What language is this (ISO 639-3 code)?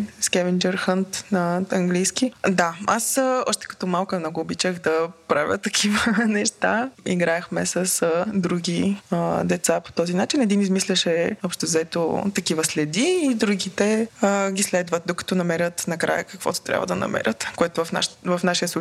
bul